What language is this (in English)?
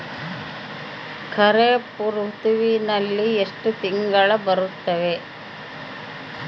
Kannada